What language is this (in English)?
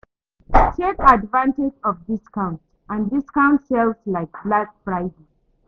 Nigerian Pidgin